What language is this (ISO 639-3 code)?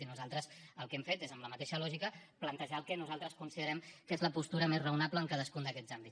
cat